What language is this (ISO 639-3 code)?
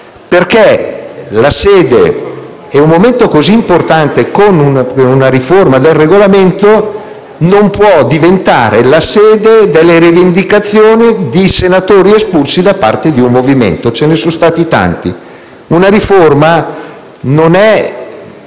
ita